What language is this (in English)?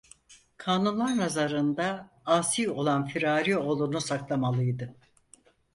Turkish